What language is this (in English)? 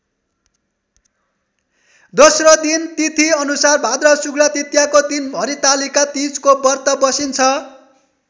Nepali